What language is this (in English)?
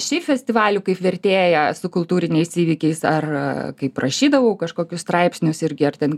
Lithuanian